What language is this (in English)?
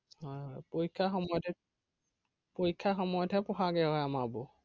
Assamese